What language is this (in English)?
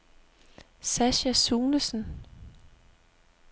Danish